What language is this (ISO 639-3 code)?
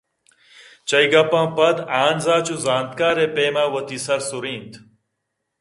bgp